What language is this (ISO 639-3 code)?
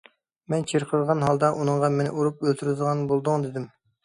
uig